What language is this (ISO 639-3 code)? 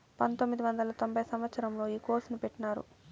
tel